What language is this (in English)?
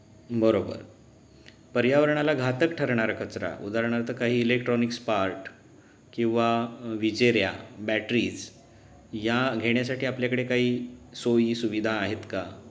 Marathi